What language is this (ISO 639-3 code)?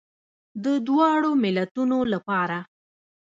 pus